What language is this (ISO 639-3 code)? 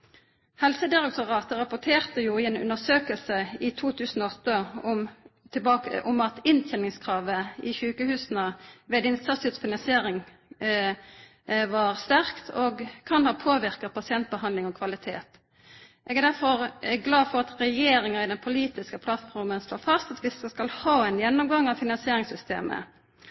nno